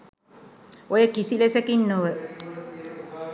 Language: Sinhala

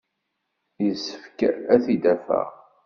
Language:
Kabyle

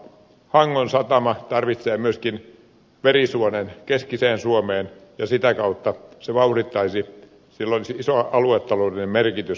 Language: Finnish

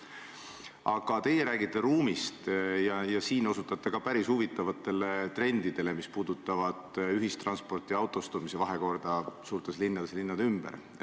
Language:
Estonian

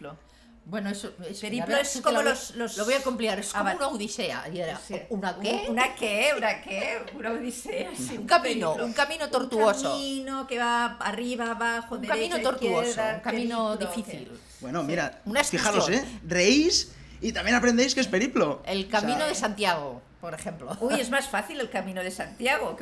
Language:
Spanish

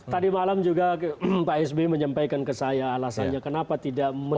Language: Indonesian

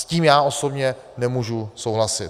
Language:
Czech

